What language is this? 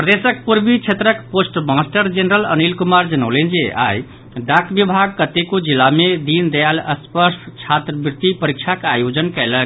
Maithili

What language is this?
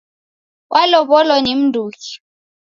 Taita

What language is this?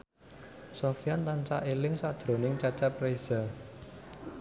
Javanese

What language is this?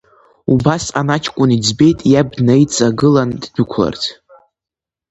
Abkhazian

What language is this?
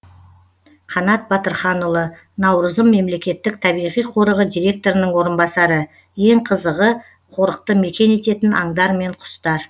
Kazakh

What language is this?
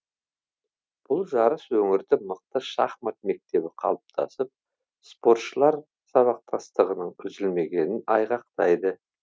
Kazakh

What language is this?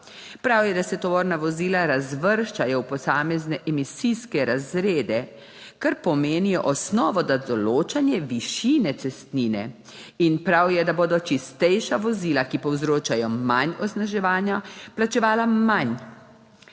Slovenian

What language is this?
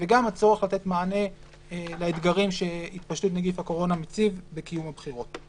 Hebrew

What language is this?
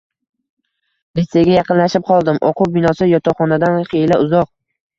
Uzbek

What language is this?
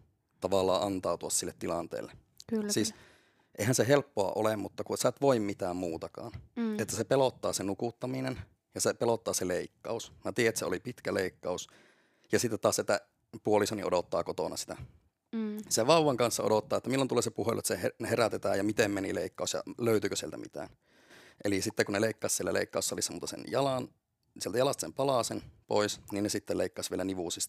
Finnish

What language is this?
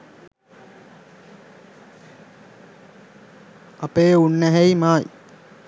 Sinhala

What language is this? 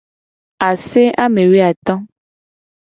Gen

